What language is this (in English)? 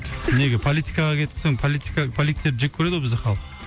Kazakh